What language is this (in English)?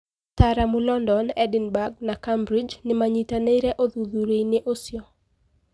Kikuyu